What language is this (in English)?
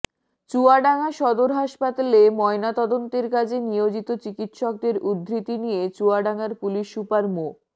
Bangla